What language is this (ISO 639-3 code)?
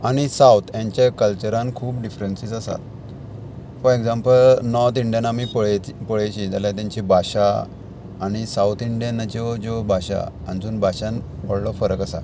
kok